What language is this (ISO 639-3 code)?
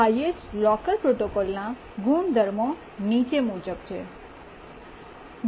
guj